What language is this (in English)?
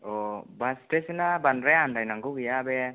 Bodo